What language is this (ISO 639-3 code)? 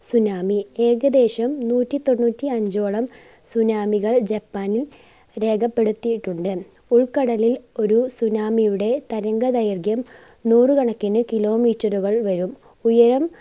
mal